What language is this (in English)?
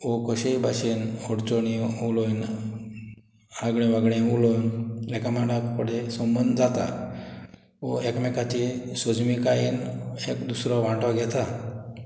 Konkani